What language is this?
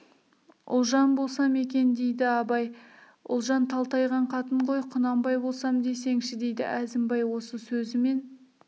Kazakh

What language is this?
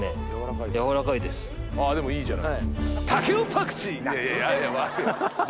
Japanese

